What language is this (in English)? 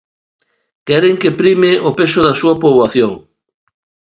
Galician